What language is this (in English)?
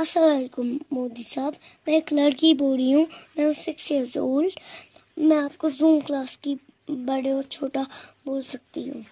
Turkish